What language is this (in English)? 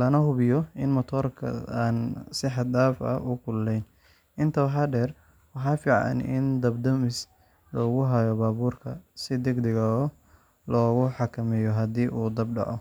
Somali